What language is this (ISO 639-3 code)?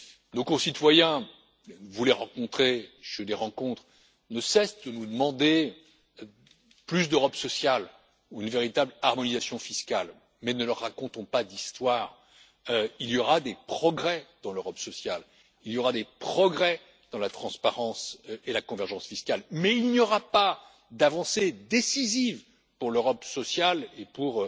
fra